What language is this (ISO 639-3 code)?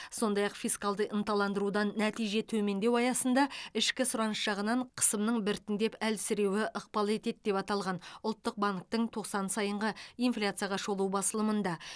kaz